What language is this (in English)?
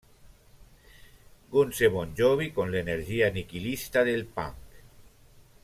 Italian